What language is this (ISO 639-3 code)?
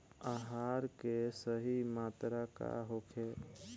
bho